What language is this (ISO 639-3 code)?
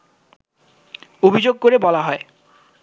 ben